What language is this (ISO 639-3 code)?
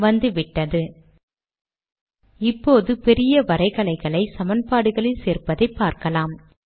tam